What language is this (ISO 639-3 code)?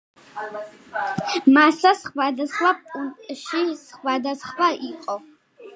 kat